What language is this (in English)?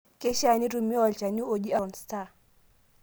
Masai